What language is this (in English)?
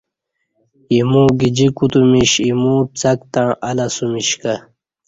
Kati